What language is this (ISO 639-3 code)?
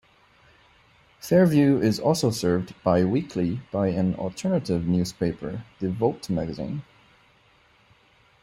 eng